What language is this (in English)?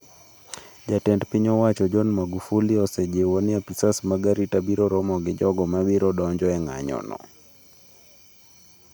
Luo (Kenya and Tanzania)